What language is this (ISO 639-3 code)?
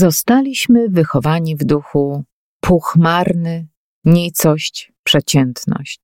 pol